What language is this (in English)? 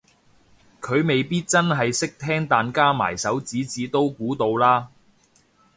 Cantonese